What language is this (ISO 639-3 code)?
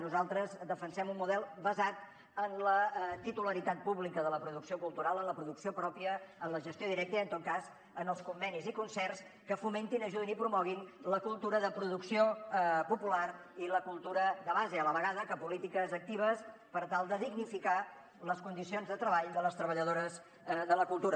cat